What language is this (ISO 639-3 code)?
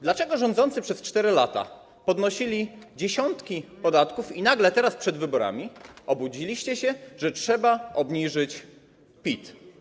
pol